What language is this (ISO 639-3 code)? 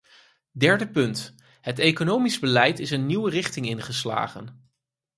nld